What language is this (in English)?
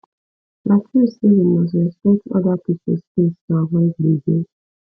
Nigerian Pidgin